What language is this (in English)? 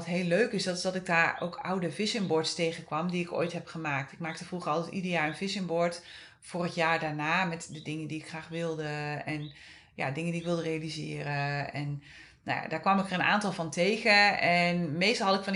Dutch